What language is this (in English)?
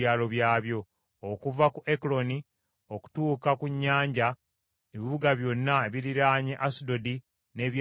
Ganda